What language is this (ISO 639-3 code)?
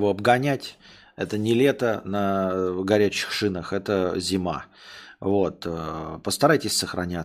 rus